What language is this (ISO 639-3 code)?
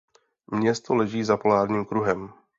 ces